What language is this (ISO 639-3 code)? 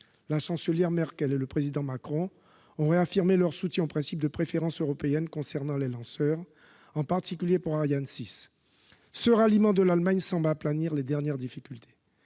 fra